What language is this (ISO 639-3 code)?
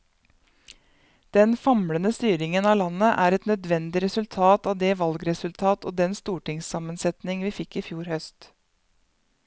nor